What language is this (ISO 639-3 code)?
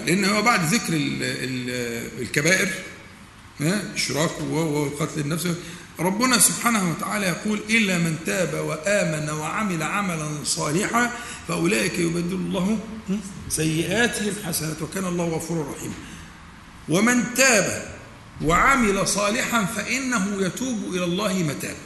ara